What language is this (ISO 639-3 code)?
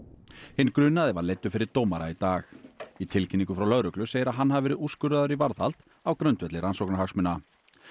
isl